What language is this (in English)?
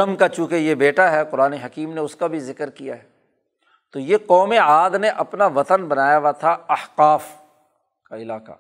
Urdu